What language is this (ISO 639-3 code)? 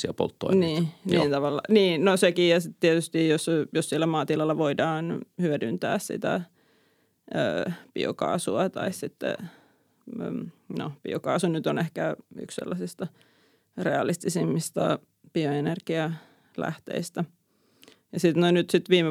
fin